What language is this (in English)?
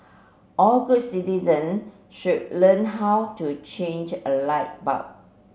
English